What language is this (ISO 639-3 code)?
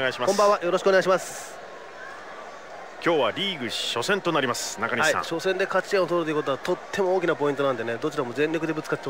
jpn